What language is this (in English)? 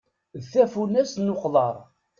Kabyle